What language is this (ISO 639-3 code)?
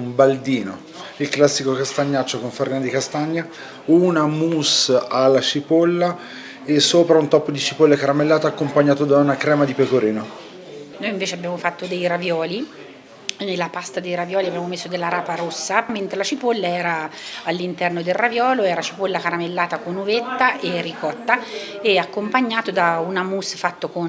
ita